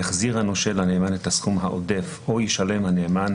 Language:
Hebrew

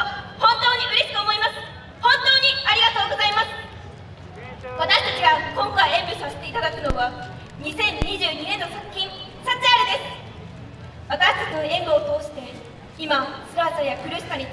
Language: Japanese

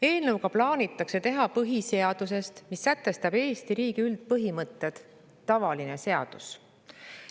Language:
Estonian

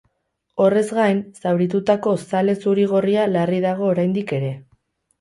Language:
Basque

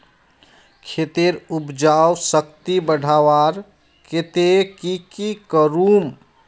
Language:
Magahi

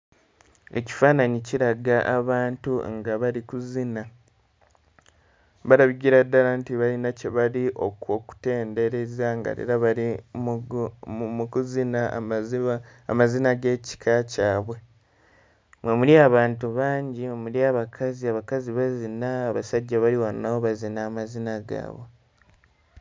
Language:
Ganda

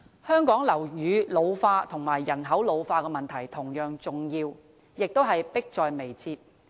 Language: Cantonese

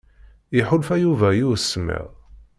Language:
Kabyle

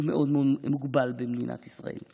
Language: Hebrew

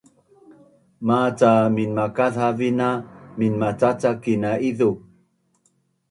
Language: Bunun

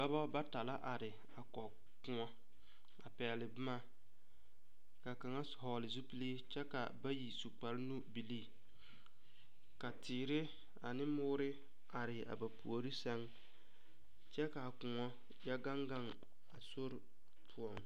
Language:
Southern Dagaare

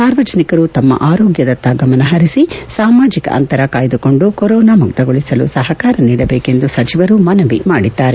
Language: Kannada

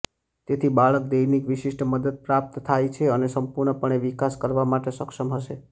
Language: Gujarati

